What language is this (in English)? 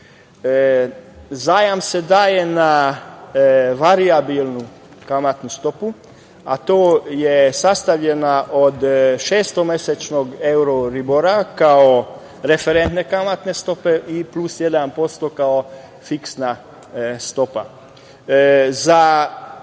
Serbian